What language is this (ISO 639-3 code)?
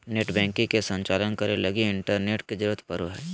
mag